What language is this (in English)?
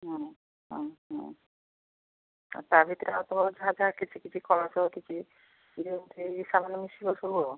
Odia